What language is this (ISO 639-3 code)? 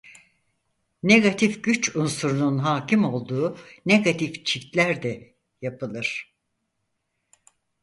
tur